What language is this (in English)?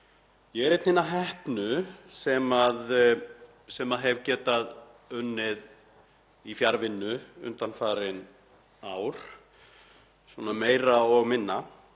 Icelandic